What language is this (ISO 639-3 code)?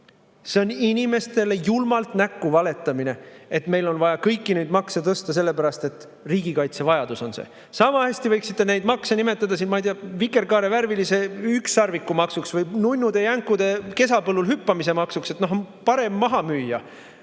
est